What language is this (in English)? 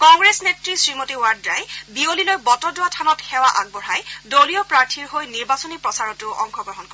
Assamese